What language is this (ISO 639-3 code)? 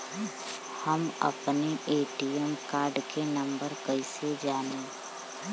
bho